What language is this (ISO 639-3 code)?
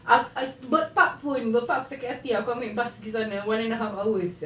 eng